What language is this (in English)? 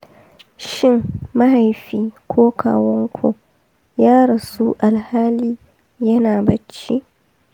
Hausa